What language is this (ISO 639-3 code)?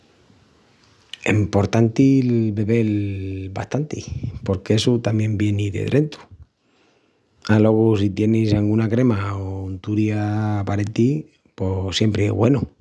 ext